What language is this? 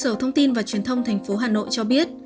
Vietnamese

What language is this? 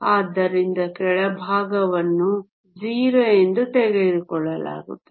Kannada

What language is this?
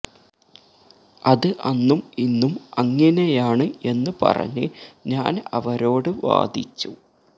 Malayalam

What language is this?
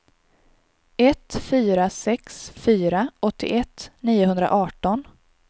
Swedish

